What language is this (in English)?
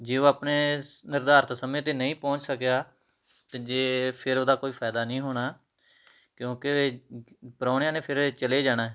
Punjabi